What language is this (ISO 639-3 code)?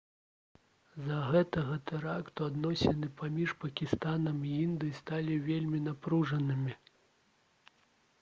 bel